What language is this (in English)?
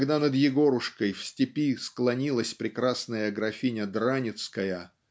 Russian